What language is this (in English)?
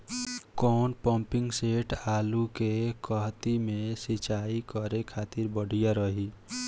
Bhojpuri